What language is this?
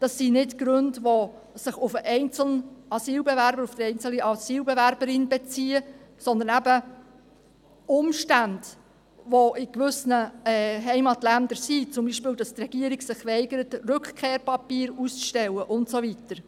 Swiss German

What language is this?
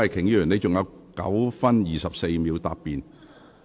Cantonese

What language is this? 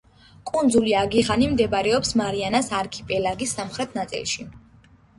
Georgian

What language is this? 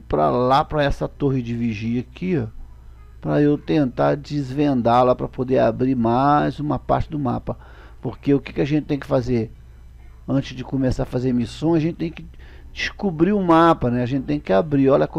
Portuguese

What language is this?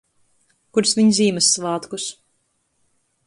Latgalian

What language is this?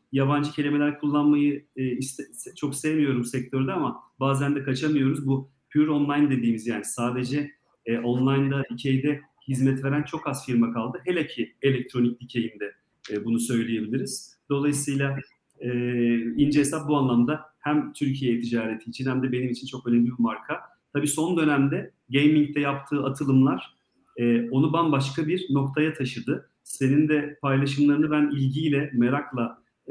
Turkish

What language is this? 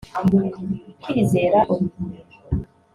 Kinyarwanda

